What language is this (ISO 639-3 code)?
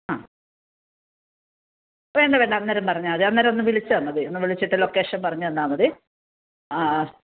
mal